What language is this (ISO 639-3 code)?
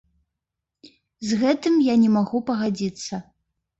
bel